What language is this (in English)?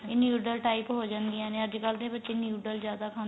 Punjabi